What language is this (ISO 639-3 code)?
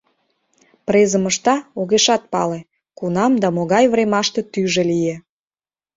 chm